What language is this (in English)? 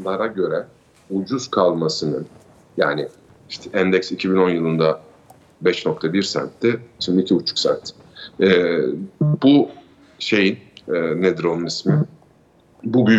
Turkish